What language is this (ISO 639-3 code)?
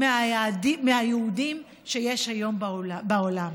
heb